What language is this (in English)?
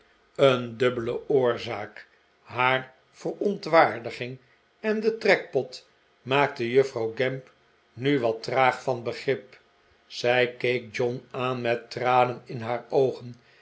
Dutch